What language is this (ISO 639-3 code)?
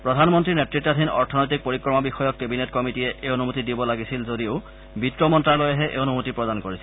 asm